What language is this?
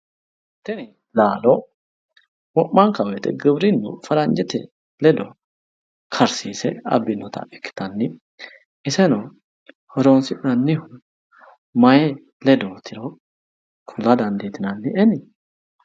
Sidamo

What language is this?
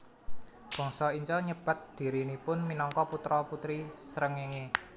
Javanese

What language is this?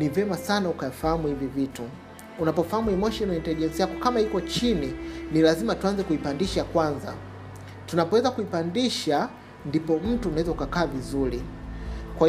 Swahili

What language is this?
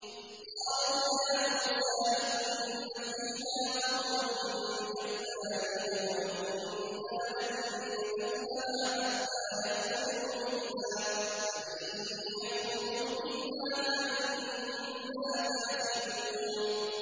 Arabic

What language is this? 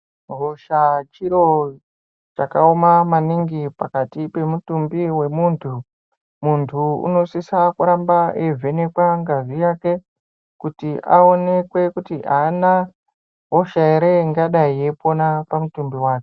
Ndau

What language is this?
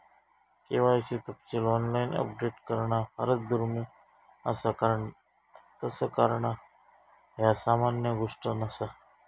Marathi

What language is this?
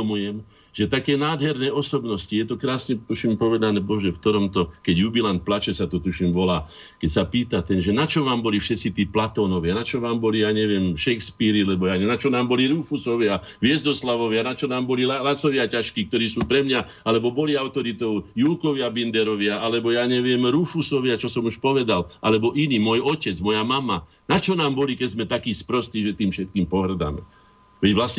Slovak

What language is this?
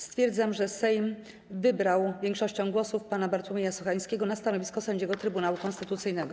Polish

